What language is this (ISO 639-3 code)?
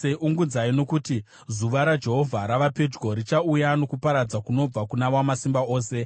sna